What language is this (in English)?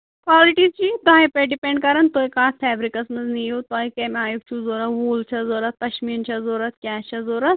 Kashmiri